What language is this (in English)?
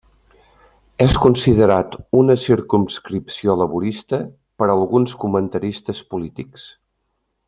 Catalan